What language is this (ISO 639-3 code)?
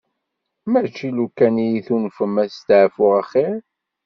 kab